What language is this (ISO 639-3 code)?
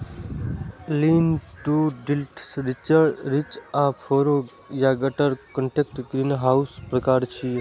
mai